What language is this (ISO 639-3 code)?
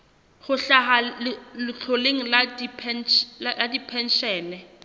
sot